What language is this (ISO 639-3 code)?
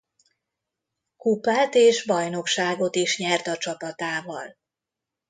hun